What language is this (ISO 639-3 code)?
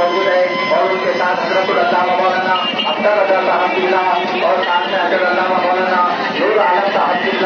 ita